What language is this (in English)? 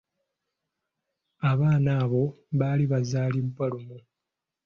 Ganda